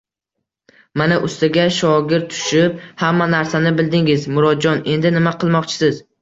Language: Uzbek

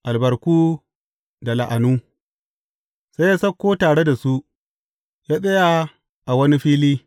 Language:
Hausa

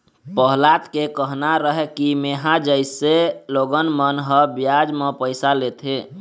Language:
Chhattisgarhi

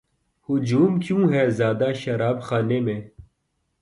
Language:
Urdu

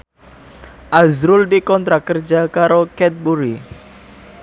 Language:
Javanese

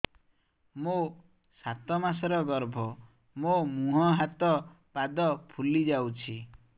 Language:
Odia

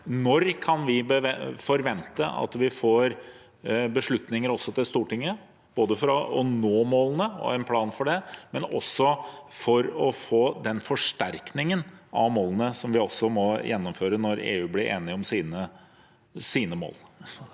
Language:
Norwegian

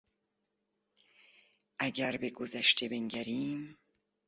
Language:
Persian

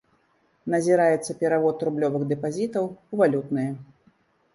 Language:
Belarusian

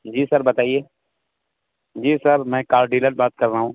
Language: Urdu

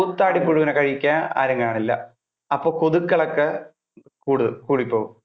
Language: Malayalam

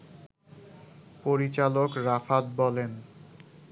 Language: Bangla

